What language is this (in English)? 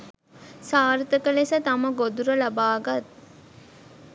Sinhala